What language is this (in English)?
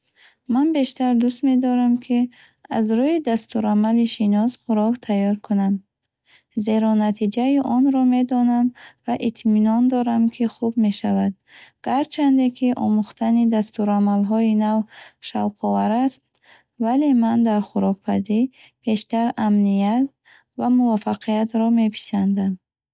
Bukharic